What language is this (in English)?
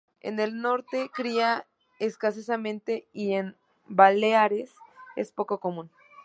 Spanish